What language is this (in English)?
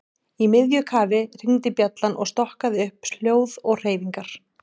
Icelandic